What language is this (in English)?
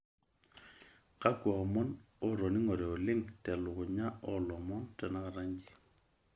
Masai